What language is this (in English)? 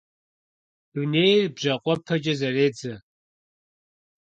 Kabardian